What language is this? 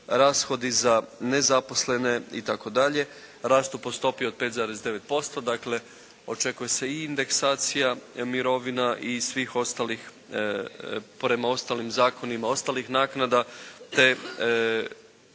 Croatian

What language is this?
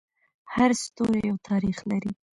Pashto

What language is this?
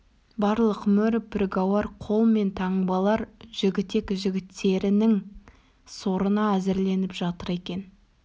Kazakh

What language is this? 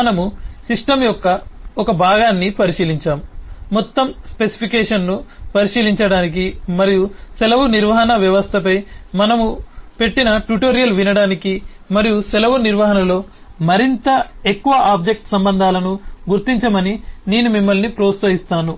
Telugu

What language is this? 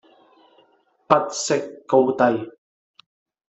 Cantonese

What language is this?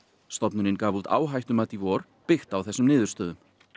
Icelandic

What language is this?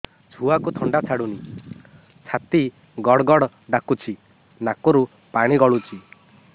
Odia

